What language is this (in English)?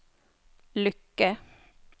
Norwegian